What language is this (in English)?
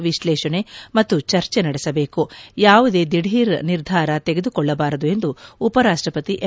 Kannada